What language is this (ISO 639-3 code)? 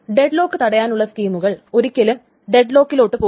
mal